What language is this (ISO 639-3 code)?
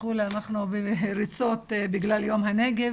heb